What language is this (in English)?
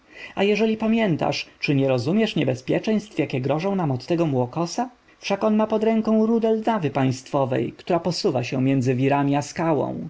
Polish